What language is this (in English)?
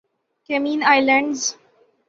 Urdu